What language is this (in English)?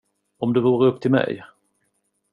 Swedish